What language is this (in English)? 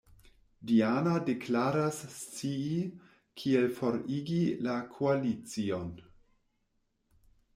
Esperanto